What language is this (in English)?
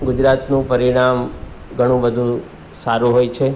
Gujarati